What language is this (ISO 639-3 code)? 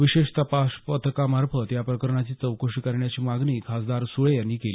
mar